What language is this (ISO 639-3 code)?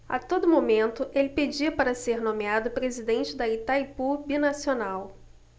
por